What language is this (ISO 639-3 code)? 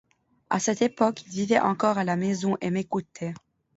fra